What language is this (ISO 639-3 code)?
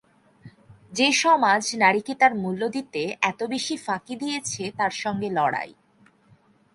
ben